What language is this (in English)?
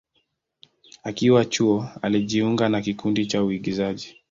Swahili